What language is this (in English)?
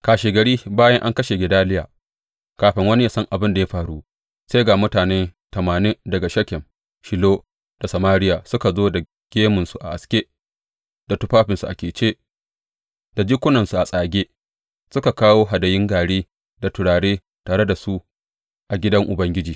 Hausa